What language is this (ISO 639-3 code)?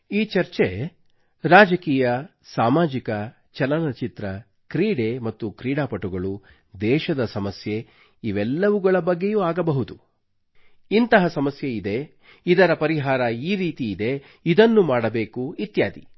kan